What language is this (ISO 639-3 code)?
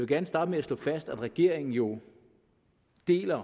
dan